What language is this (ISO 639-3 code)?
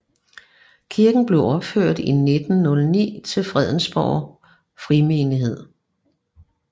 dan